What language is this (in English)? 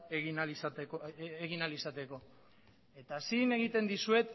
Basque